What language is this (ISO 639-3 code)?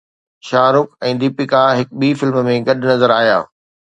snd